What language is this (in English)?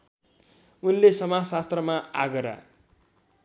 Nepali